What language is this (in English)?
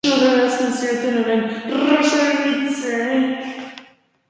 Basque